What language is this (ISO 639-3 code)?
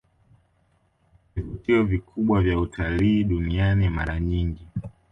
swa